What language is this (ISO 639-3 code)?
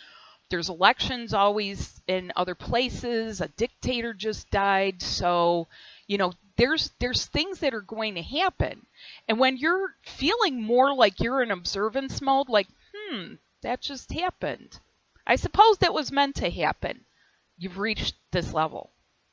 eng